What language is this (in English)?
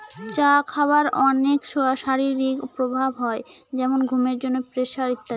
Bangla